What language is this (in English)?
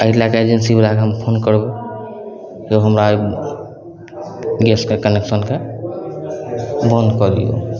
Maithili